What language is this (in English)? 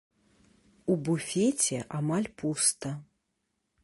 Belarusian